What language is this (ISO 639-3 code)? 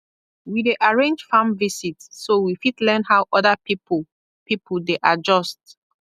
pcm